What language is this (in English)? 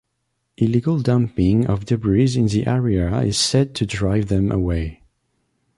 English